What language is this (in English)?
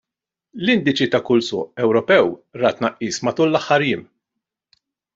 Maltese